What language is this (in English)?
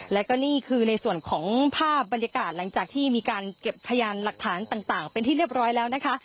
Thai